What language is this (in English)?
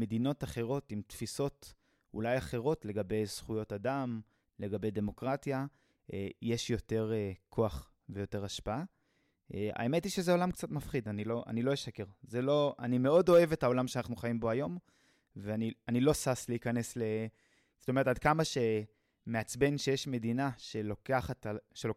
Hebrew